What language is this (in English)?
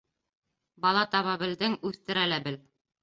Bashkir